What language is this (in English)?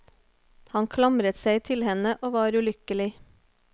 Norwegian